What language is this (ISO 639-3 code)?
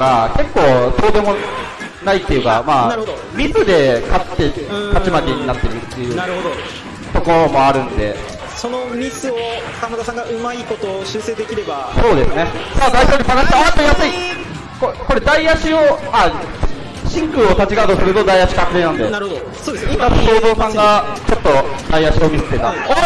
jpn